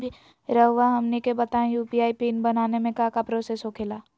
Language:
Magahi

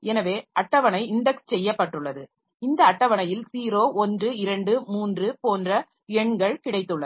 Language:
Tamil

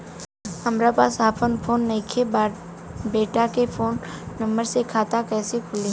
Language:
Bhojpuri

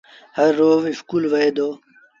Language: Sindhi Bhil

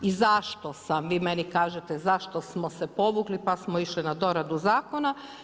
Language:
Croatian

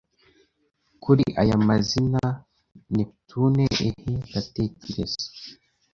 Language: Kinyarwanda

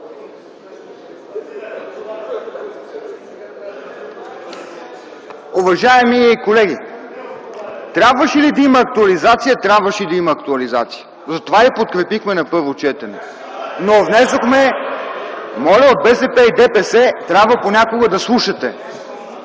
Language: Bulgarian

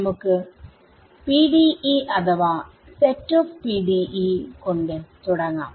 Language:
Malayalam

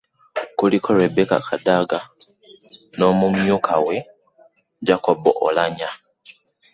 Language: Ganda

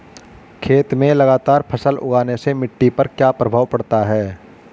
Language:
Hindi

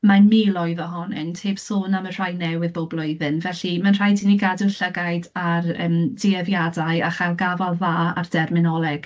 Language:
Welsh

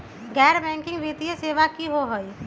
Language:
Magahi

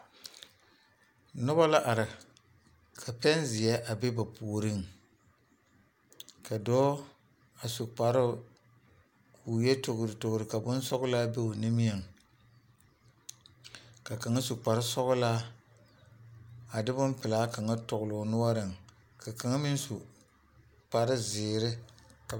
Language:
Southern Dagaare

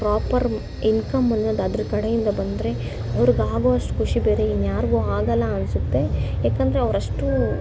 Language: Kannada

